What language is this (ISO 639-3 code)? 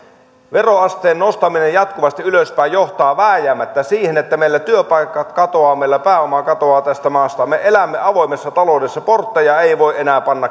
fin